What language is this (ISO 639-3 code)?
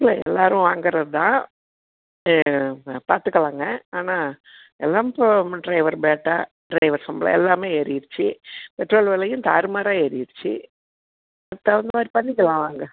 tam